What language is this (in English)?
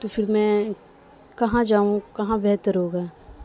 Urdu